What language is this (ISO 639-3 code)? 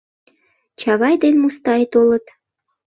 chm